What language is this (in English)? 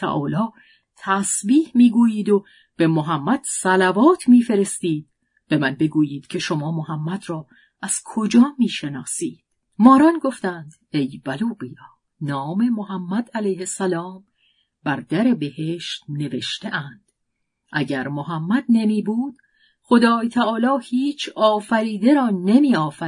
Persian